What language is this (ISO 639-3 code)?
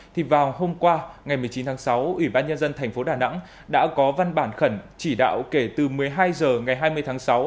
vie